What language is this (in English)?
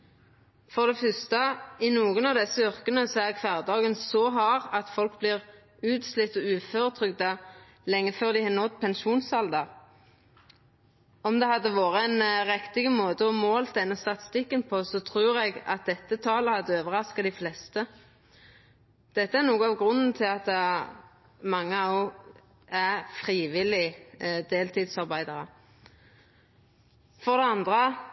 Norwegian Nynorsk